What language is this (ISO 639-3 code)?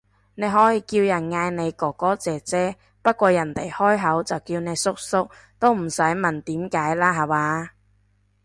yue